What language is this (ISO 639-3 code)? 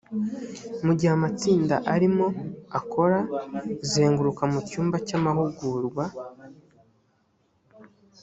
kin